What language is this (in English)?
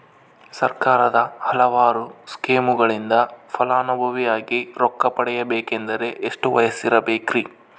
Kannada